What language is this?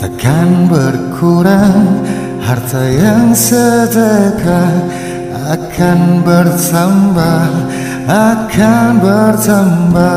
Thai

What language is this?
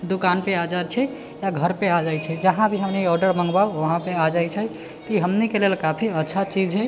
Maithili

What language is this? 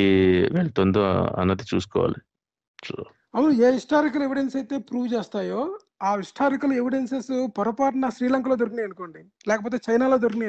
Telugu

